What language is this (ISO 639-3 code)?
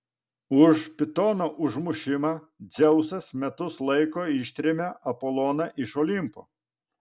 lit